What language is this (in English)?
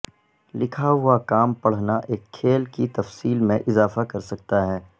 Urdu